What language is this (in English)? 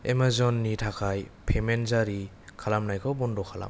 Bodo